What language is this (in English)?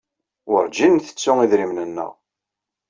Kabyle